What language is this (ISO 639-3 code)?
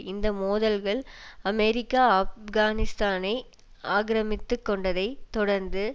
tam